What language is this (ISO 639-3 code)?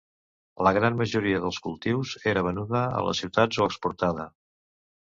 cat